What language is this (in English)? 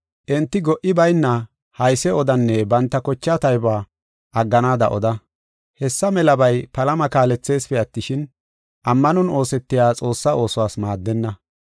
Gofa